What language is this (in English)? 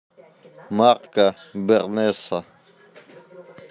Russian